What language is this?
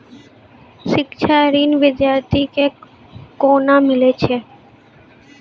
Maithili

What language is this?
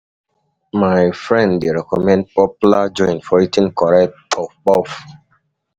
Nigerian Pidgin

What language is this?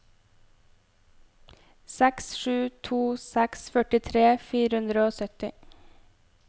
Norwegian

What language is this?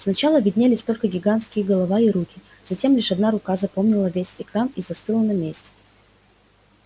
Russian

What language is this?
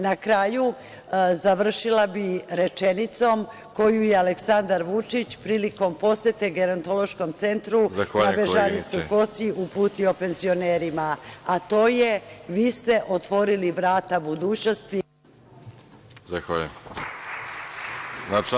Serbian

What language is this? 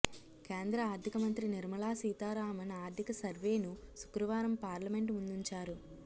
Telugu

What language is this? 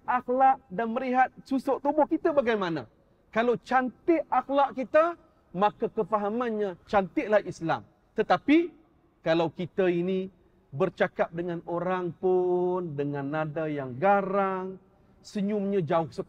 Malay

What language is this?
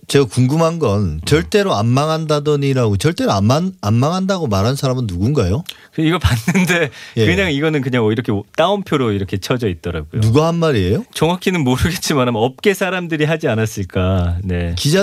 Korean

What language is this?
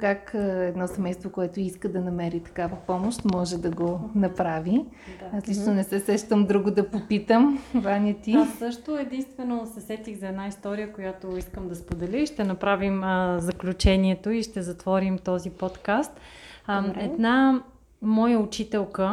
Bulgarian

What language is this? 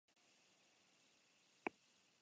Basque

